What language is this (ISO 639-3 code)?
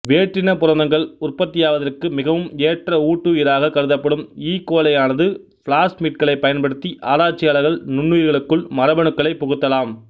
tam